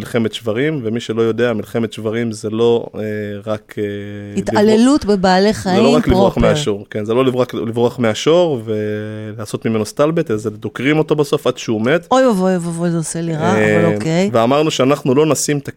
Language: Hebrew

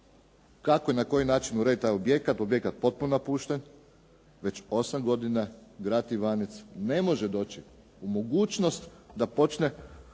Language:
Croatian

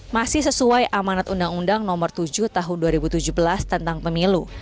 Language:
Indonesian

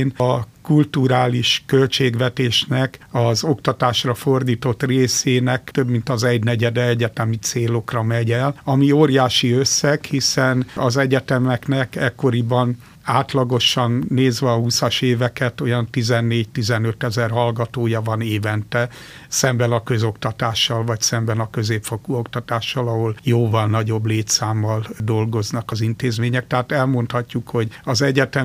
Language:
Hungarian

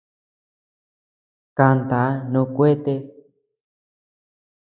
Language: Tepeuxila Cuicatec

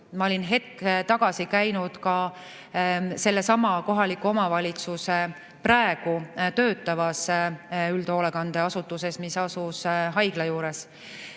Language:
Estonian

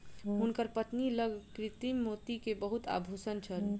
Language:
Maithili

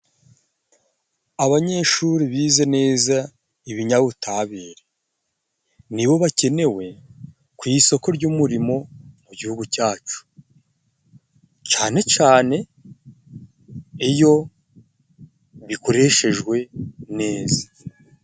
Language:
Kinyarwanda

